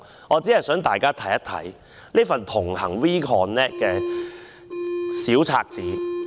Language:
Cantonese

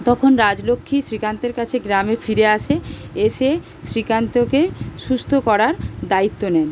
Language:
Bangla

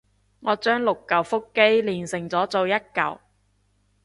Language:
Cantonese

